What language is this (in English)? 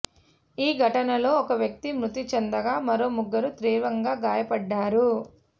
Telugu